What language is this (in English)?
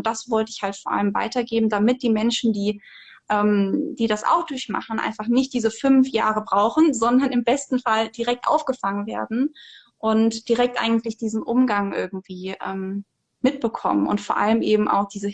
German